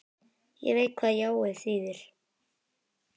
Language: Icelandic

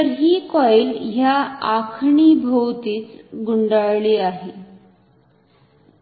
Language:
Marathi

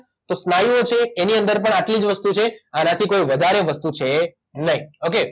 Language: Gujarati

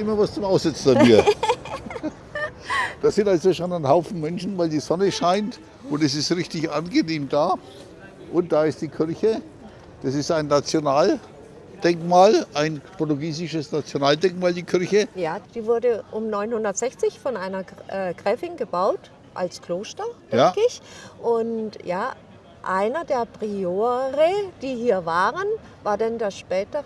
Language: German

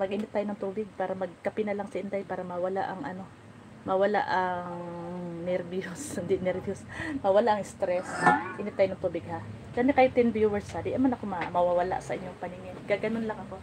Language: Filipino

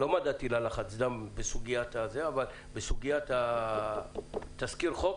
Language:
Hebrew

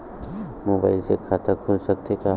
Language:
Chhattisgarhi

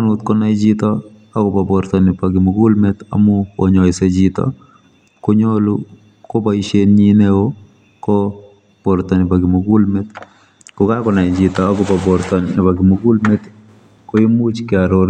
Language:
Kalenjin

